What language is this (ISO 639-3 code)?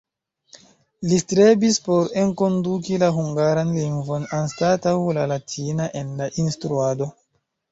epo